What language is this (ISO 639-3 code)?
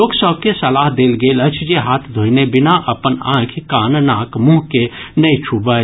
mai